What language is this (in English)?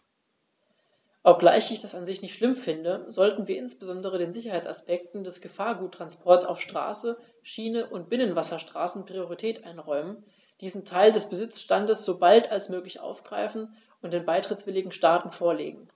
German